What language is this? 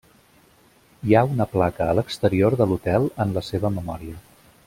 Catalan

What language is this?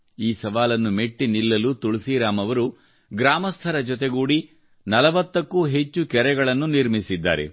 Kannada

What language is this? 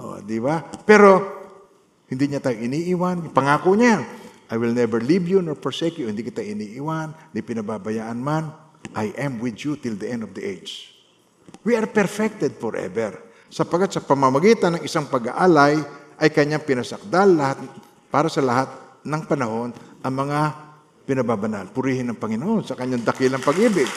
Filipino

